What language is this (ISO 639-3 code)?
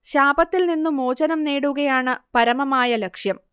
mal